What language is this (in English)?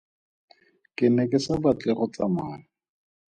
Tswana